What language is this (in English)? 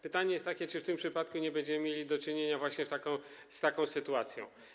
Polish